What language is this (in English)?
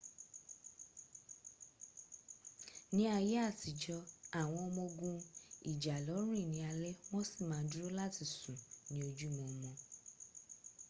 Yoruba